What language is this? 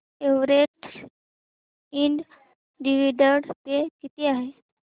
Marathi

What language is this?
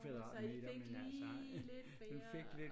Danish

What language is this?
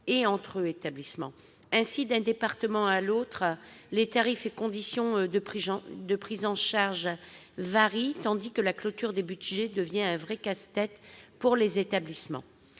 French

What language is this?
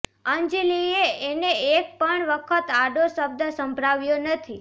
Gujarati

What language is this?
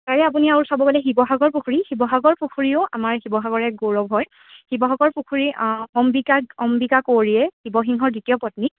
Assamese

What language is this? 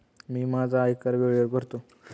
Marathi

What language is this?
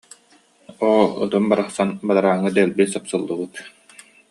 Yakut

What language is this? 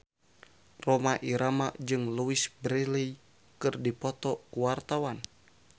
Sundanese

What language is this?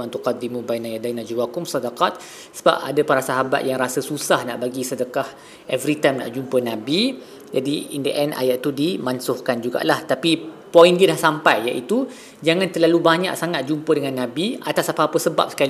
Malay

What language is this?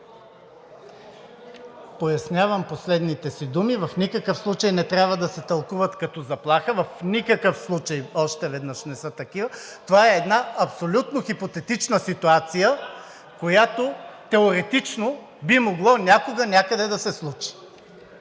Bulgarian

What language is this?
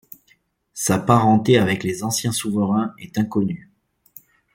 French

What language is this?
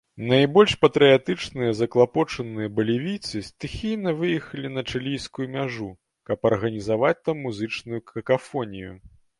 Belarusian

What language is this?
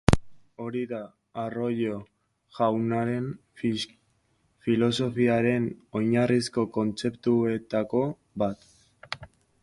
Basque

